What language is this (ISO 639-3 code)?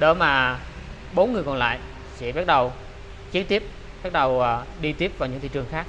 vie